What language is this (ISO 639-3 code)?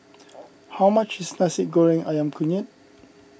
eng